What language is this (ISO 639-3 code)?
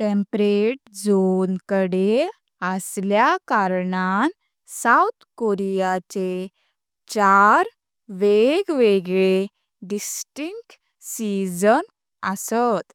kok